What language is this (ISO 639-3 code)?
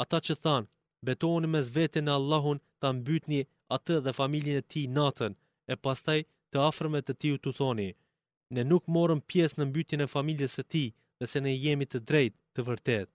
ell